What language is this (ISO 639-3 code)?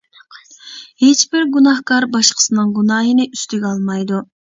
uig